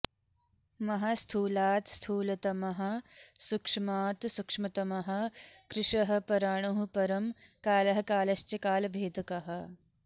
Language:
Sanskrit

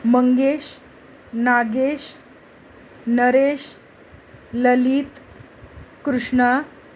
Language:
Marathi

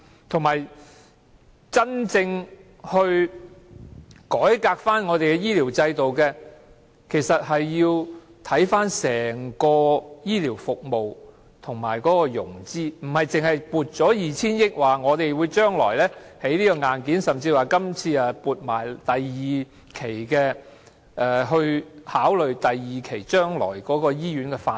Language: Cantonese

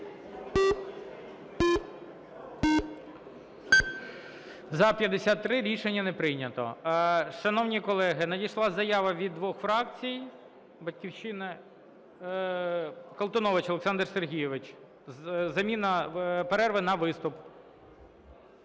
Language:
Ukrainian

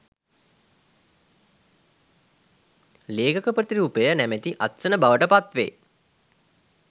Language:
Sinhala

